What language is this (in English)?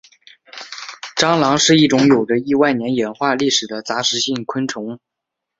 Chinese